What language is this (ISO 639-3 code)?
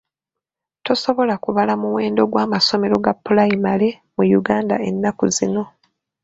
lug